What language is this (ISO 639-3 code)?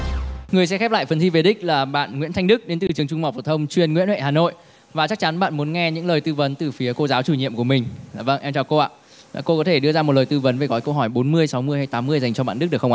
vie